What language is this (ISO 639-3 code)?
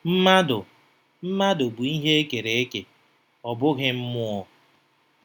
ibo